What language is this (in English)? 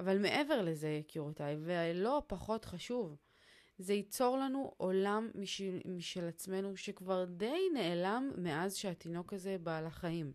Hebrew